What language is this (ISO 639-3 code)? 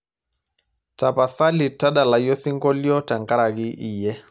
mas